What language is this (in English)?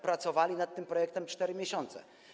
Polish